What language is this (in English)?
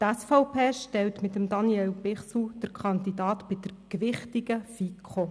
Swiss German